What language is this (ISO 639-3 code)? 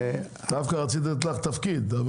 heb